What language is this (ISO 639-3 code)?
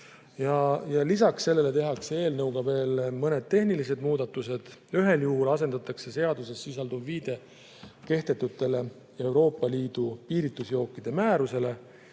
est